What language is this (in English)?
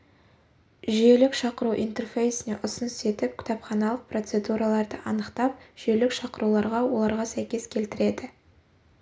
Kazakh